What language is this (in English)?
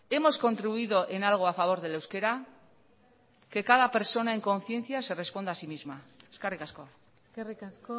Spanish